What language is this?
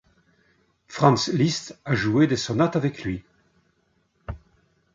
French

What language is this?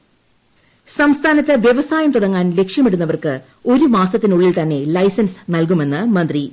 Malayalam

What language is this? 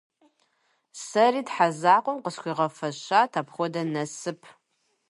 Kabardian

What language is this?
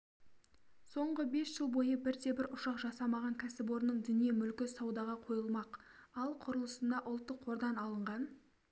Kazakh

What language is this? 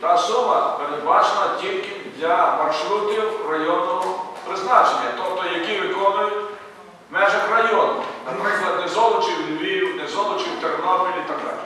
Ukrainian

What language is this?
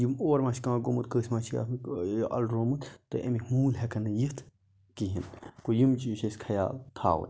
Kashmiri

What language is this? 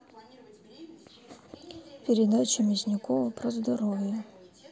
Russian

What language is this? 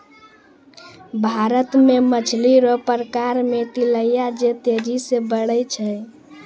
Maithili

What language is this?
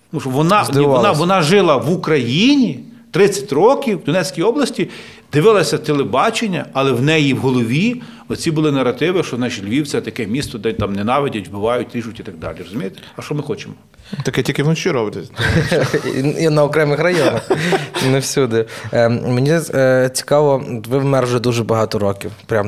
Ukrainian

